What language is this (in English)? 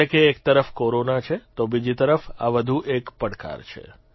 Gujarati